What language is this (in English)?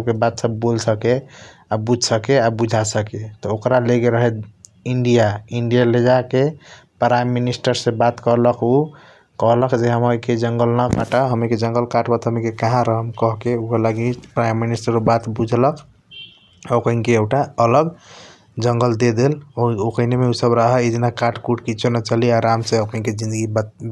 Kochila Tharu